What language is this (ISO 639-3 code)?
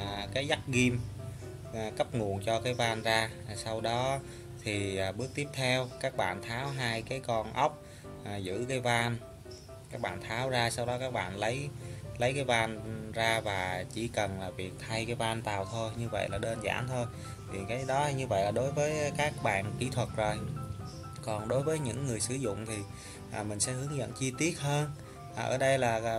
vie